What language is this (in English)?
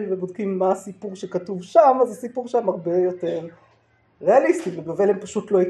Hebrew